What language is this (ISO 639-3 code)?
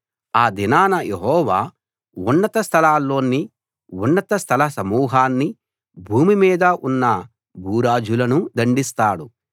tel